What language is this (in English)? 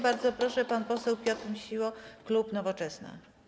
Polish